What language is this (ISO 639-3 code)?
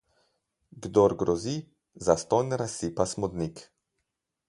slv